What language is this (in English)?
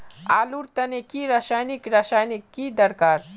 Magahi